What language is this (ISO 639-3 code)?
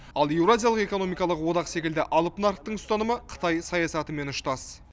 kaz